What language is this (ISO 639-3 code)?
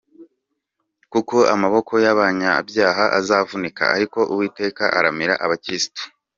kin